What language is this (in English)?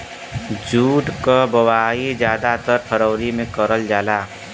Bhojpuri